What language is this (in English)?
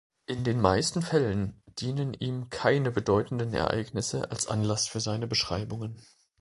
German